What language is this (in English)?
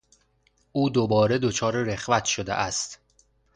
Persian